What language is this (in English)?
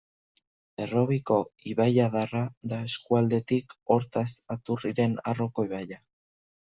Basque